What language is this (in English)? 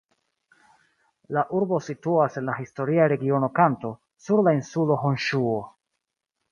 Esperanto